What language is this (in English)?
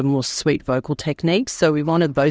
Indonesian